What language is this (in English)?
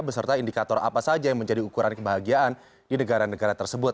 Indonesian